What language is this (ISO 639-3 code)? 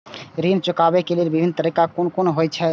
mai